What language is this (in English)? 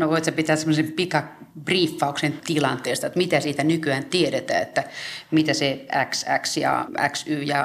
Finnish